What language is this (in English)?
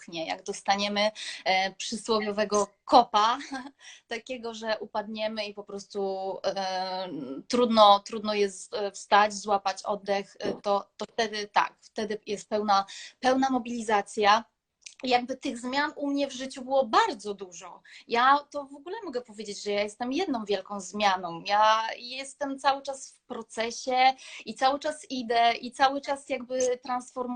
Polish